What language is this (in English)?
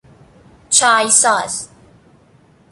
Persian